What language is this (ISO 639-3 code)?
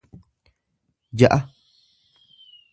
orm